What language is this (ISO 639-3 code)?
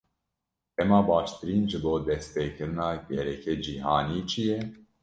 kur